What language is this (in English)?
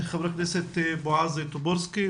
Hebrew